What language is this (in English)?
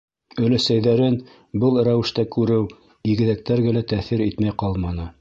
Bashkir